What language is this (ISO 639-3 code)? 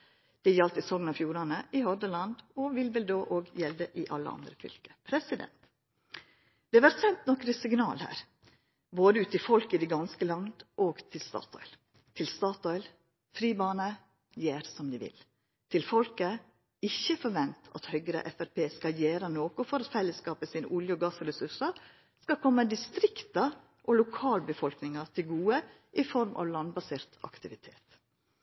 nno